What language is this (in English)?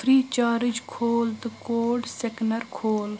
Kashmiri